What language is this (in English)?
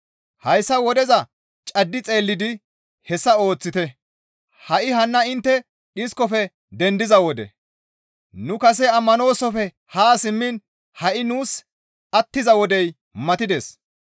Gamo